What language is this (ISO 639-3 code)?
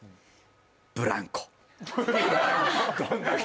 jpn